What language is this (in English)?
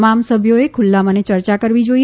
Gujarati